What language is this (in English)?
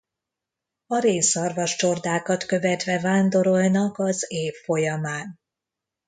Hungarian